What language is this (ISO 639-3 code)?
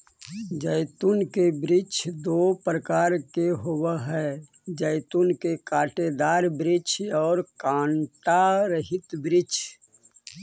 mag